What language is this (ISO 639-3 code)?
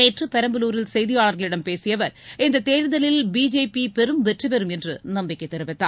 tam